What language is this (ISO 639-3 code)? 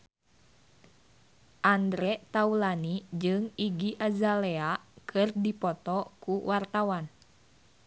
sun